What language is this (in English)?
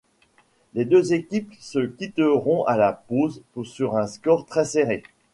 French